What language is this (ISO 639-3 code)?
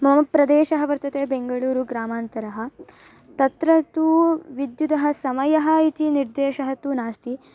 san